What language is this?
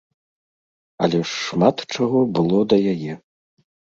Belarusian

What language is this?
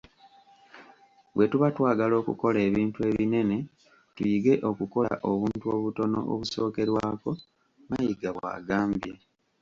Ganda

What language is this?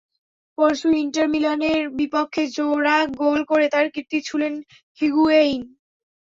Bangla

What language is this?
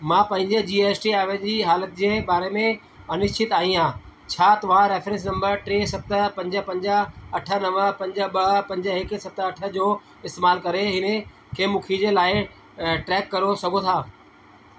Sindhi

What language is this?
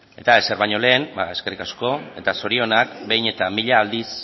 Basque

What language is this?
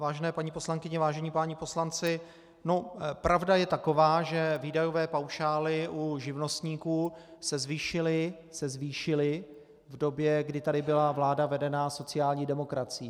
Czech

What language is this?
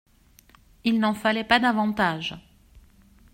French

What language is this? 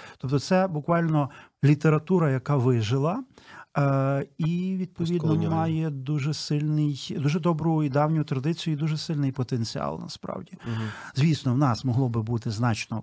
Ukrainian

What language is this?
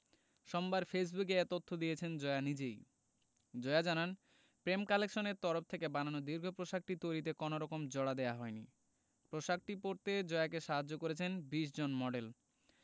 Bangla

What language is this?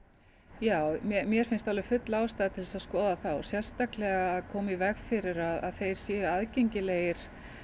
Icelandic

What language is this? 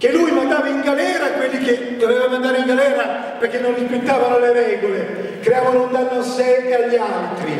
Italian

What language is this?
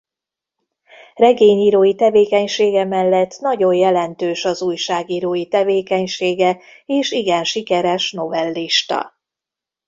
Hungarian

